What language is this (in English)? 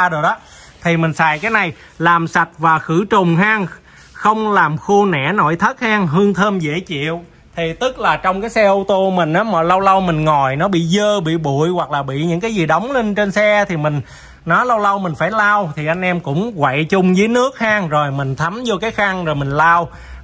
Vietnamese